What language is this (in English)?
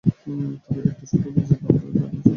Bangla